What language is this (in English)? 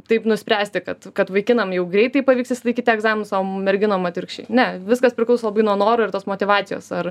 Lithuanian